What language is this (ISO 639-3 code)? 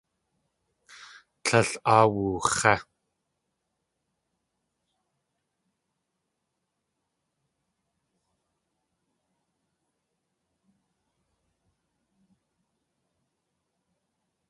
tli